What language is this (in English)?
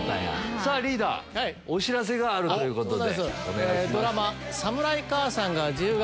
Japanese